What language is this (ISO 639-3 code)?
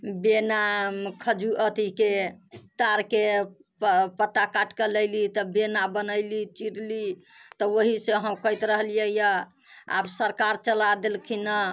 mai